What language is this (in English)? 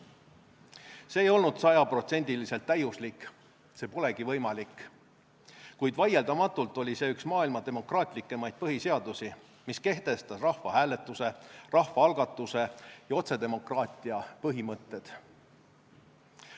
Estonian